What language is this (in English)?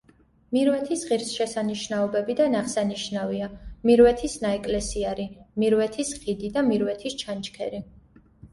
Georgian